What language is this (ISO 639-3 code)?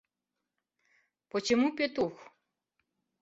chm